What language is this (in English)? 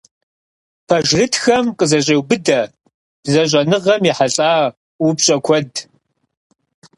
Kabardian